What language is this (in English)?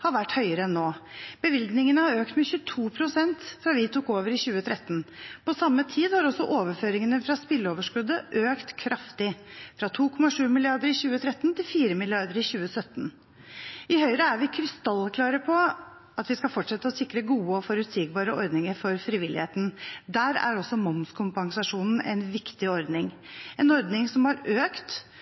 Norwegian Bokmål